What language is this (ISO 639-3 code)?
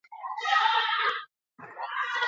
eus